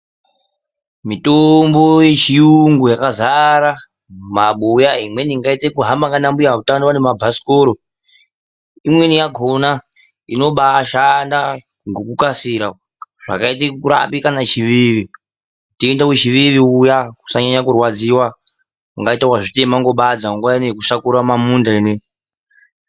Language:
Ndau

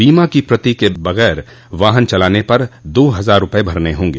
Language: Hindi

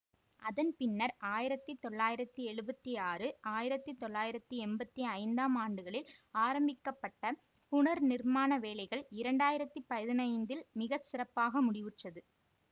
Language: Tamil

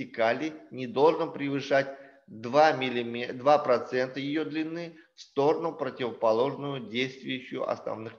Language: Russian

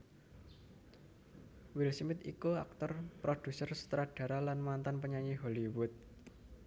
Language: Javanese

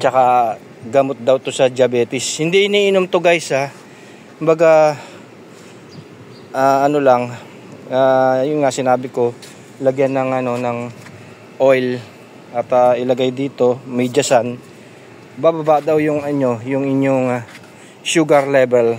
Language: Filipino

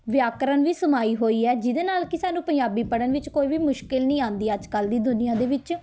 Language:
Punjabi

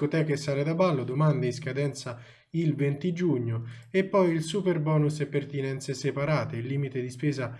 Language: Italian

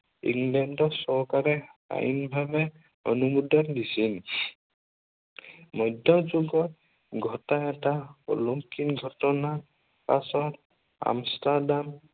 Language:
Assamese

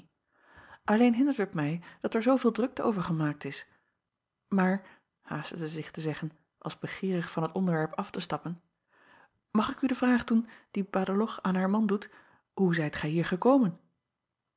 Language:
Dutch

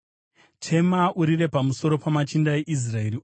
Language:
Shona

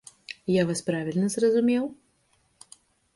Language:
Belarusian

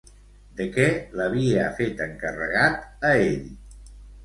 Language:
Catalan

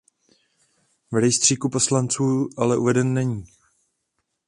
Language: Czech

